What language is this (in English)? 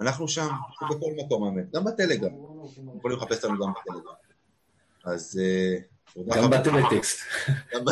Hebrew